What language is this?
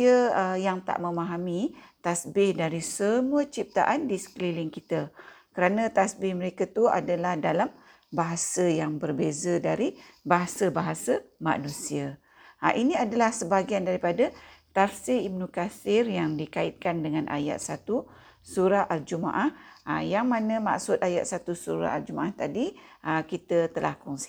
Malay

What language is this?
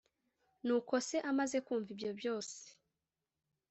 Kinyarwanda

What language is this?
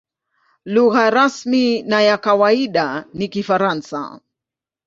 Swahili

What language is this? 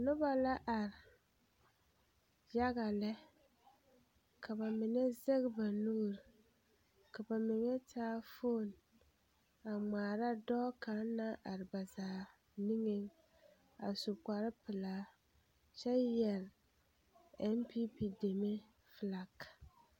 Southern Dagaare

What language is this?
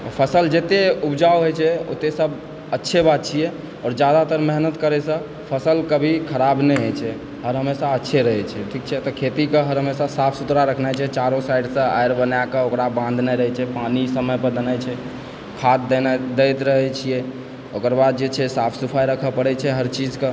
Maithili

